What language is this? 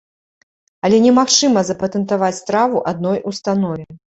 Belarusian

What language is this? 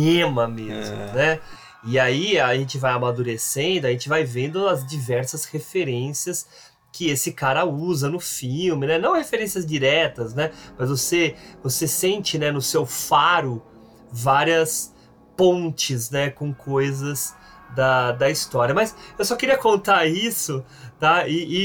Portuguese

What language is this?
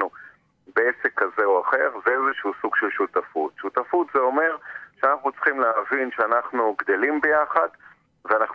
Hebrew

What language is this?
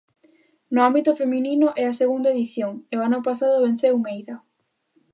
Galician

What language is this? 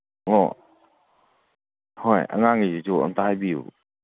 Manipuri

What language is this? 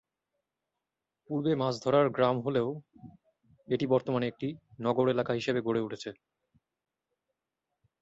Bangla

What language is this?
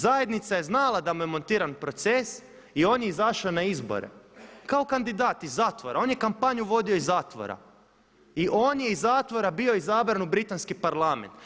Croatian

